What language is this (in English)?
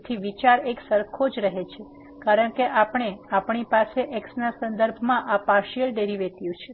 Gujarati